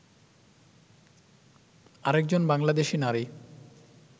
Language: Bangla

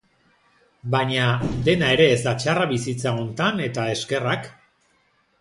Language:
Basque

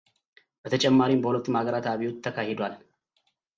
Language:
Amharic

